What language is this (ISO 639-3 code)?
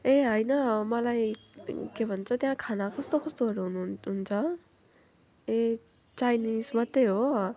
nep